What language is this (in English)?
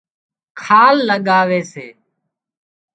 Wadiyara Koli